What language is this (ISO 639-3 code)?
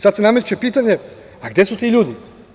srp